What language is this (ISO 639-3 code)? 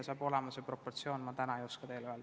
est